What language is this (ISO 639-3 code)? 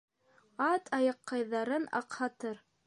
bak